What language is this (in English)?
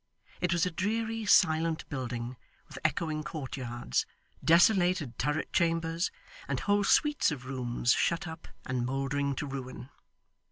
English